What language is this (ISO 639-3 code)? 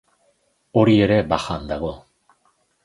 eus